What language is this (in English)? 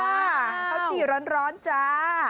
Thai